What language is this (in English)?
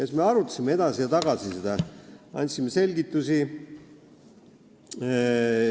Estonian